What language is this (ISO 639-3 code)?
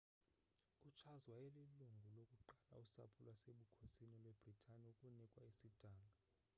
xho